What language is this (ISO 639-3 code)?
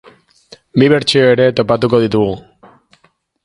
eus